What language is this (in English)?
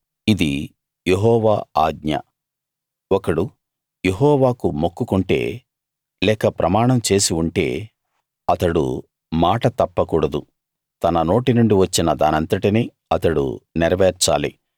Telugu